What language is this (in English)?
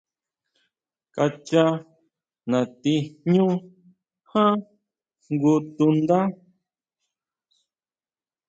Huautla Mazatec